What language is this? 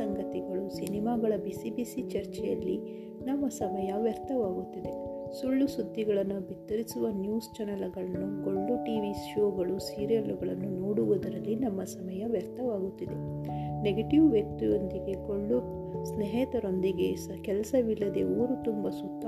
Kannada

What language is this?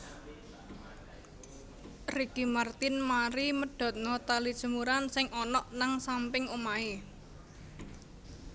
Javanese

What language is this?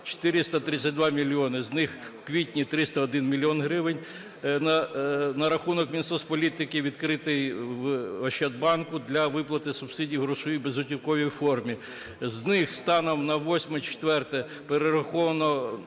Ukrainian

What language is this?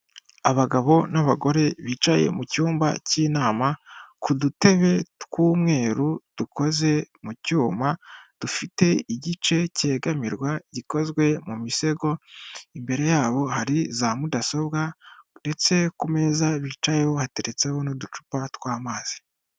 Kinyarwanda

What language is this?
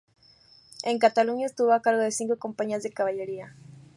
Spanish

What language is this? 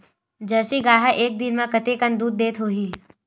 Chhattisgarhi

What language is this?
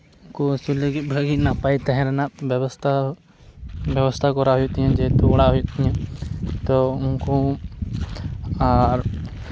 Santali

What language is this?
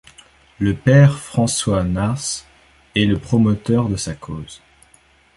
French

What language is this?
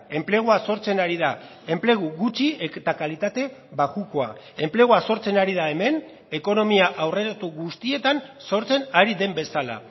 Basque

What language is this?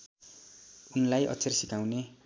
Nepali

